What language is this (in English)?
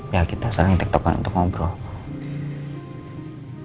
Indonesian